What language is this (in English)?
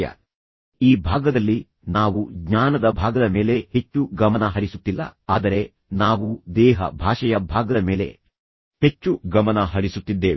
Kannada